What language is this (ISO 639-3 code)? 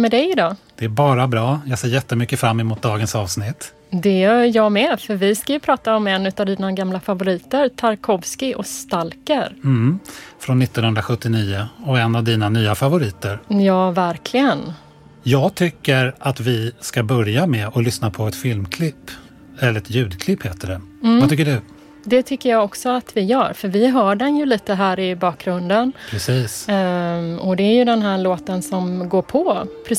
swe